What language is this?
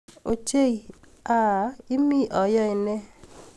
Kalenjin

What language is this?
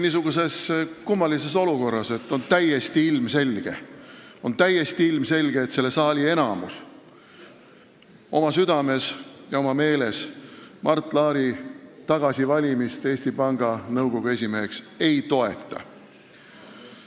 Estonian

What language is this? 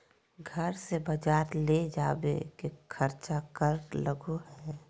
Magahi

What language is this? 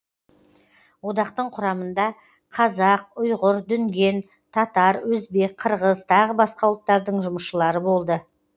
Kazakh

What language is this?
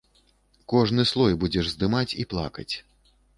Belarusian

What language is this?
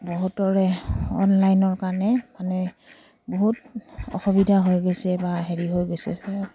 Assamese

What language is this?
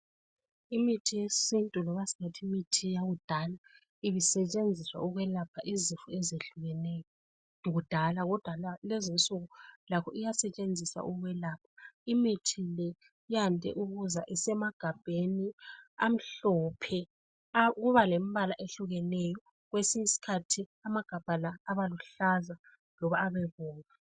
North Ndebele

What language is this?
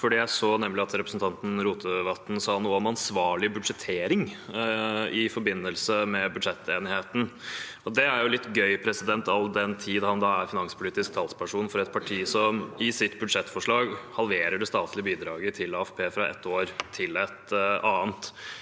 Norwegian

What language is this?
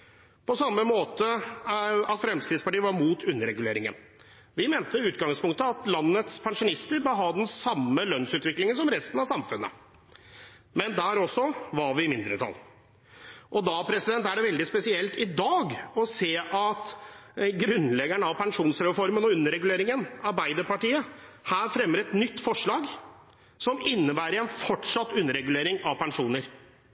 Norwegian Bokmål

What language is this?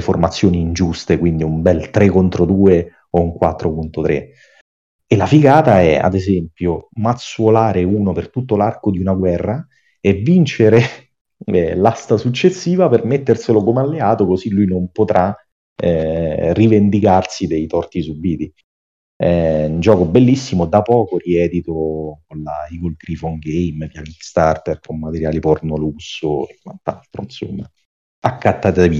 Italian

